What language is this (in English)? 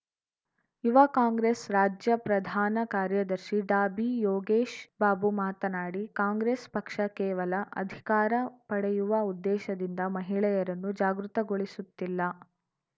Kannada